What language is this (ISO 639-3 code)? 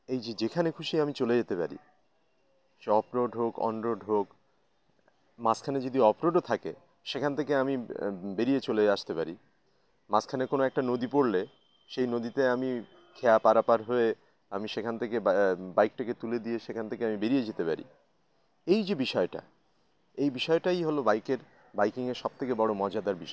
ben